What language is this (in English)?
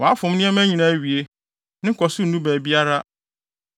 Akan